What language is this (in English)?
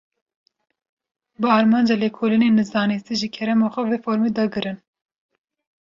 Kurdish